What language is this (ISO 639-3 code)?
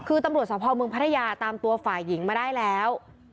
tha